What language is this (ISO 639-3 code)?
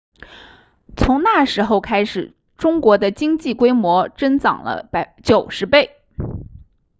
zho